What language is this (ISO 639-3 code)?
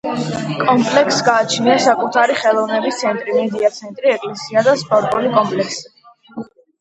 kat